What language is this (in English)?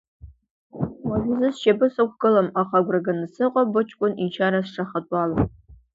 Abkhazian